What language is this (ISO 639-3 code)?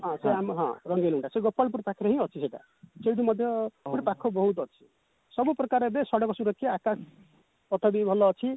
ori